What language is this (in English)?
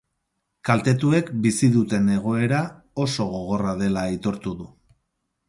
Basque